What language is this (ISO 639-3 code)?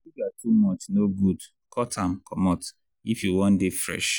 pcm